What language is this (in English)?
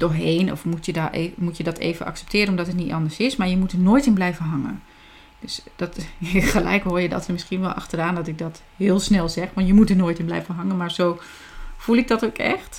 Dutch